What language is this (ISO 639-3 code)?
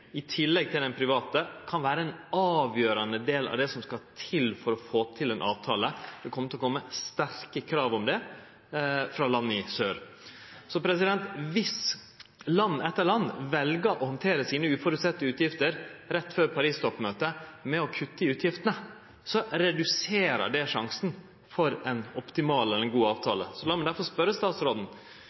nno